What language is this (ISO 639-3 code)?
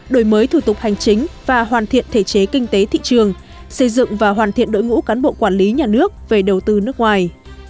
vie